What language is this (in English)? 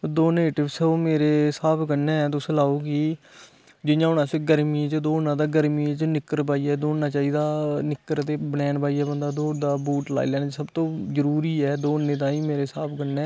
Dogri